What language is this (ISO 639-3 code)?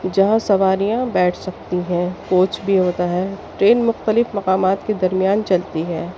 urd